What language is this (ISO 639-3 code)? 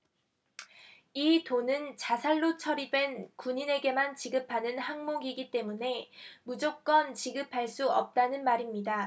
kor